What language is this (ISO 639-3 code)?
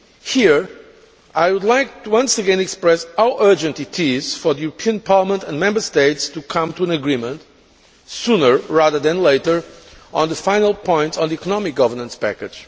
eng